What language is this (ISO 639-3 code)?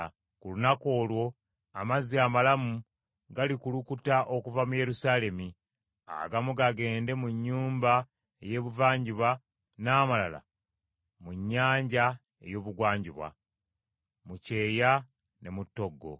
lug